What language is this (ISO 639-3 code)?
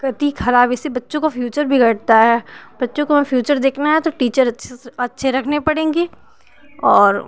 hin